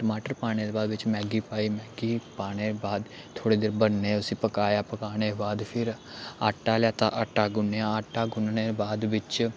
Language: Dogri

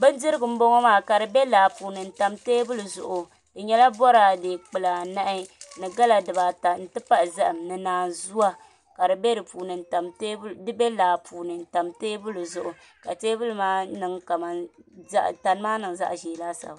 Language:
Dagbani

